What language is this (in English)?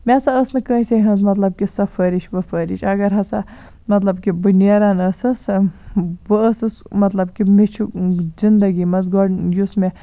Kashmiri